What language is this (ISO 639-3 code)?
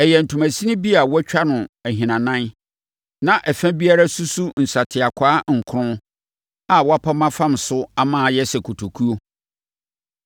aka